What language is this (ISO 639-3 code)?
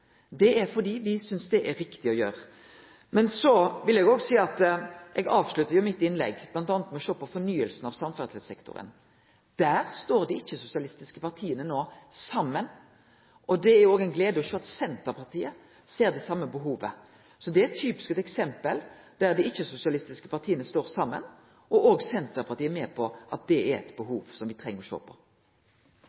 nno